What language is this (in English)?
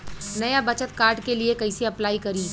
Bhojpuri